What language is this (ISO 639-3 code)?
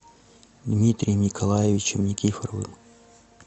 rus